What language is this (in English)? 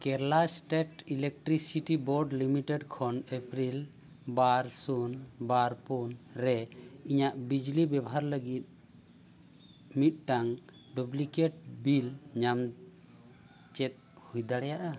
Santali